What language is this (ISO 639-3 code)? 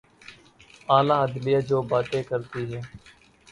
urd